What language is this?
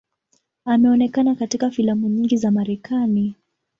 Swahili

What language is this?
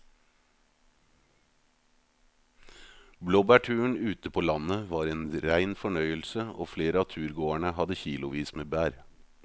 Norwegian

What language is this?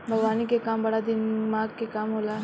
Bhojpuri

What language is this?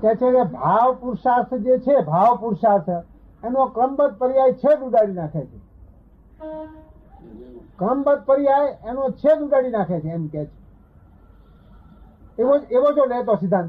Gujarati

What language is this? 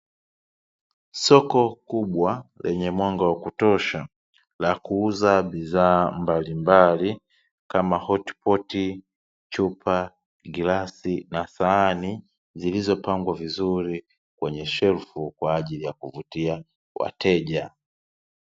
Swahili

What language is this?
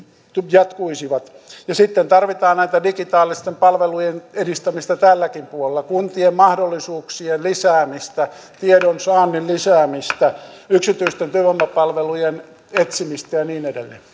Finnish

